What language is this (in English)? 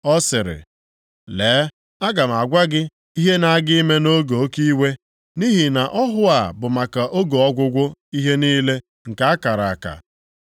Igbo